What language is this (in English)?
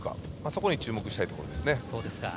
Japanese